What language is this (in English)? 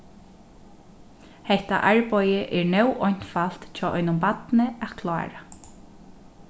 Faroese